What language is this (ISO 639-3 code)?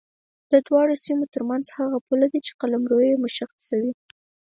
pus